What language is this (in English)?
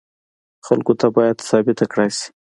Pashto